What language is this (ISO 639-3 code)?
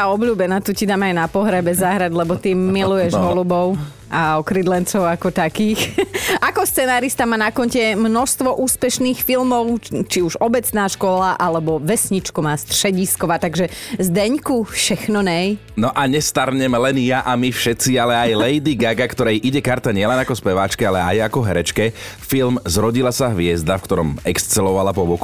slk